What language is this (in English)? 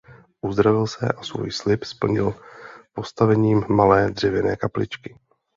Czech